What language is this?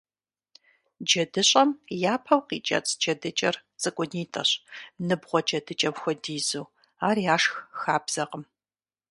Kabardian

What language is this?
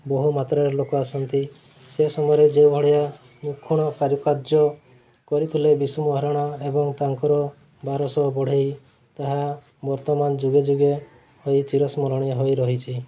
Odia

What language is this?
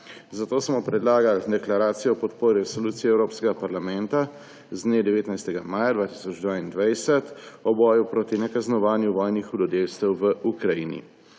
Slovenian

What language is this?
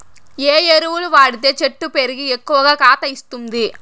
Telugu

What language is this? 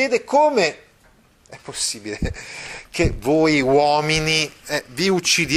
Italian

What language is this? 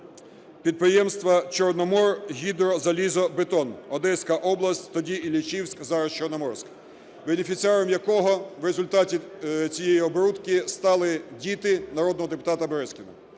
Ukrainian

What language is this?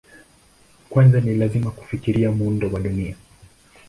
Swahili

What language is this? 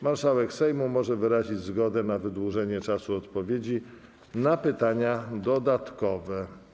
Polish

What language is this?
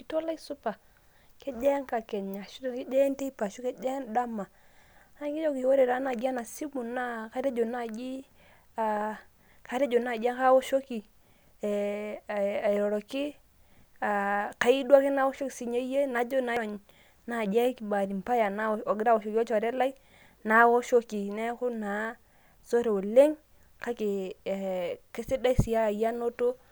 Masai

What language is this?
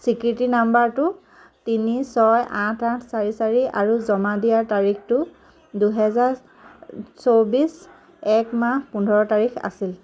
Assamese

